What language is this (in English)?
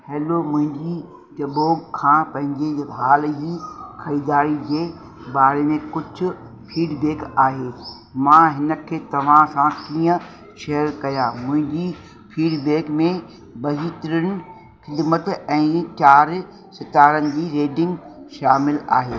Sindhi